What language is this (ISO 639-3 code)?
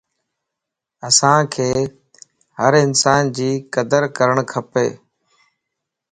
lss